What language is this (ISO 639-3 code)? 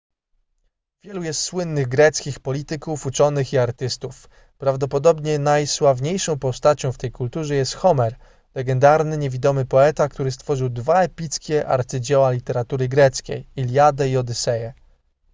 pol